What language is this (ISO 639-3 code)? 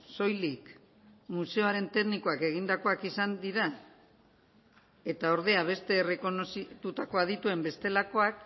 eus